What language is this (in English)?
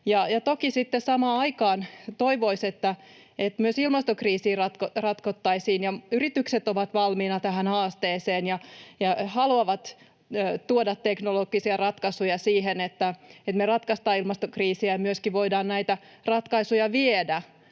Finnish